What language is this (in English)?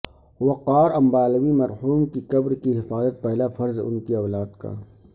Urdu